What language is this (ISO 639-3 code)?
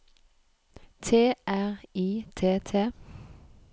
nor